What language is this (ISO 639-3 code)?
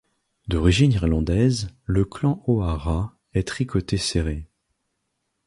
fra